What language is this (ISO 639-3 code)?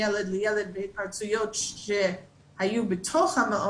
heb